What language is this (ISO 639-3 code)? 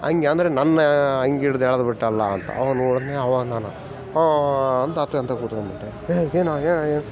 kan